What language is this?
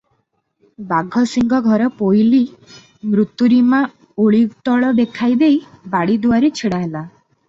Odia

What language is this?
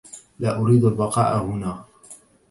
Arabic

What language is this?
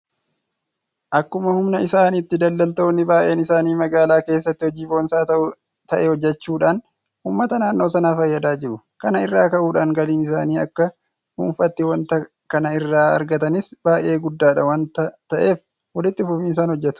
Oromo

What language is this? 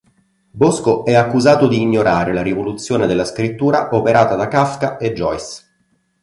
Italian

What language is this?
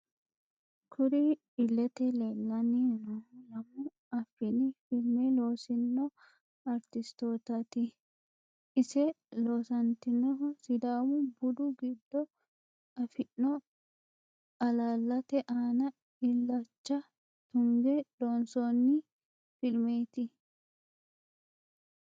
Sidamo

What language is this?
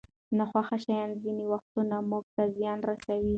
Pashto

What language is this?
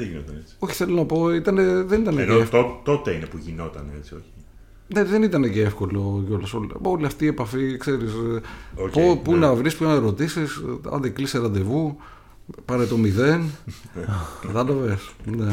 Greek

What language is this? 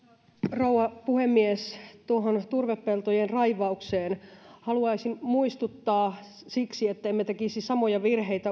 Finnish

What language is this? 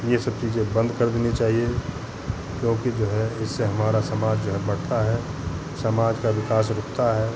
Hindi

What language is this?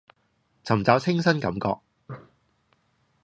Cantonese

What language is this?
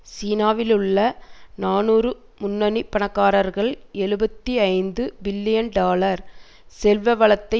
Tamil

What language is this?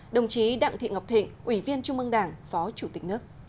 Vietnamese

